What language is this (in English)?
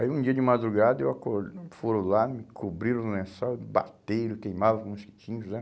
Portuguese